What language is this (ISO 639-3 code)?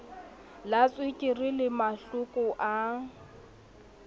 sot